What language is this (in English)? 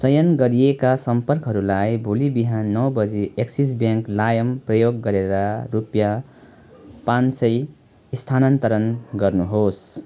Nepali